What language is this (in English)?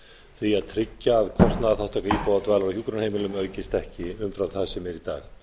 Icelandic